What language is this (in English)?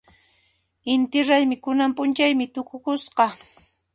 Puno Quechua